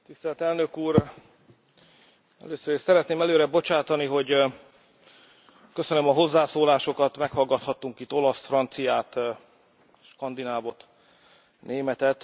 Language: Hungarian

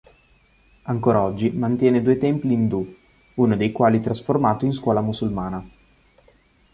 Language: Italian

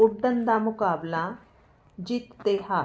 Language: Punjabi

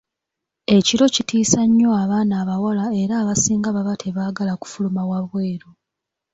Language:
Ganda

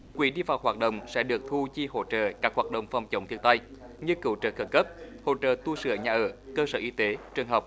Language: Vietnamese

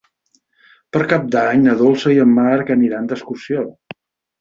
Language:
Catalan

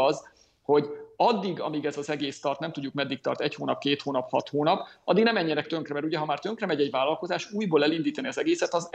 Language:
Hungarian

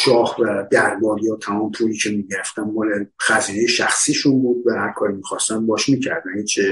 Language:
Persian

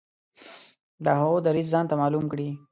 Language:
Pashto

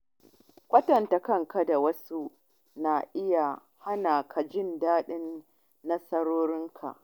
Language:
Hausa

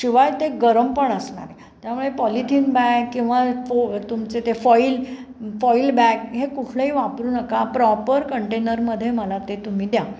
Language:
Marathi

